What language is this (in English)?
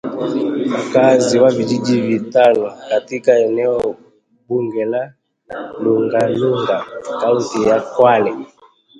Swahili